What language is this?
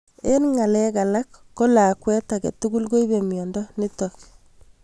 Kalenjin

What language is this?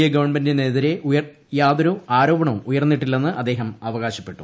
Malayalam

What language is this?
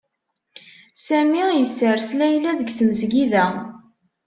Kabyle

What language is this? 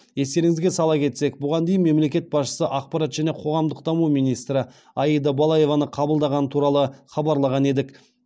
Kazakh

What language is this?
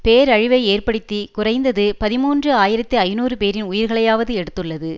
Tamil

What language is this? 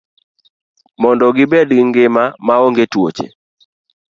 Luo (Kenya and Tanzania)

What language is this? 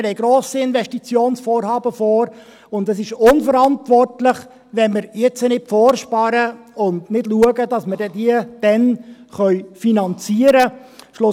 Swiss German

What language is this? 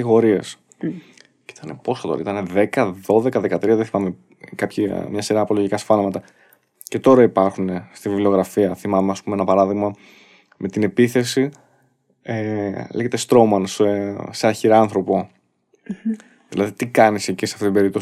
Greek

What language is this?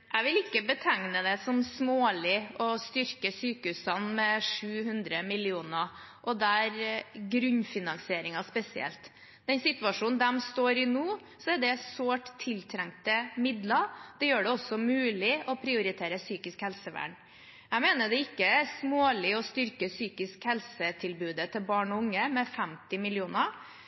Norwegian Bokmål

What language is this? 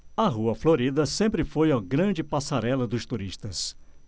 Portuguese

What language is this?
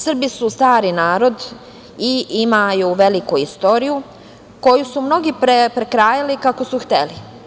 Serbian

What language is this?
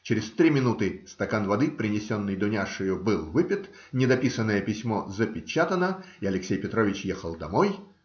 Russian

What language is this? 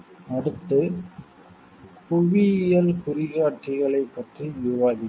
Tamil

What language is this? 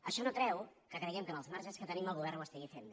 Catalan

